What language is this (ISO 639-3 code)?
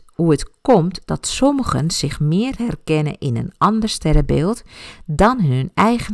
nld